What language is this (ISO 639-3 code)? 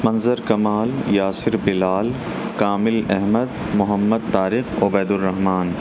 urd